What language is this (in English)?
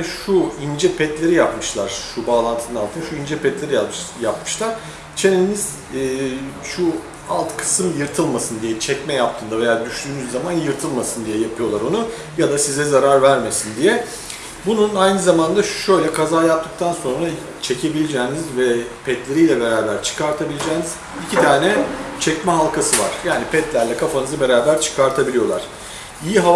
Turkish